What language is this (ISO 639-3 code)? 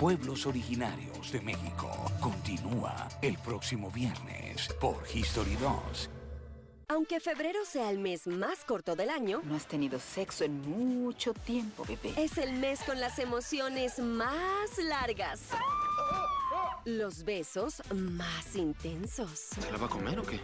spa